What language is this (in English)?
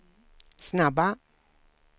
Swedish